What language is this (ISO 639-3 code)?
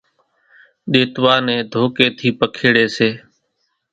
gjk